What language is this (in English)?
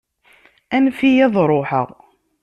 Kabyle